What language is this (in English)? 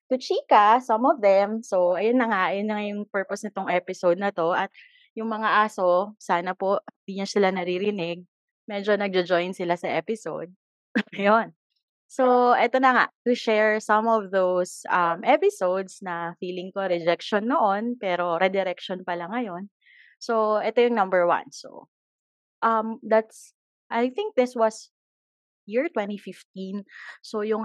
Filipino